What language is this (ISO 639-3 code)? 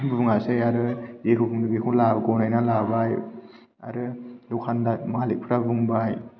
brx